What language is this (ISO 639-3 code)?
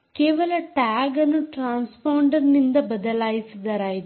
kan